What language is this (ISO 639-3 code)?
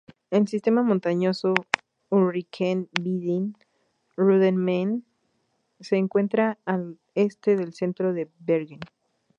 spa